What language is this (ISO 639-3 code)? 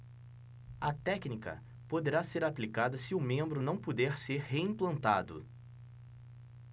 por